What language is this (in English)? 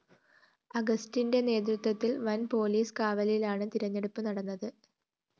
Malayalam